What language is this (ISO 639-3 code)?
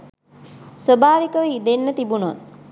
sin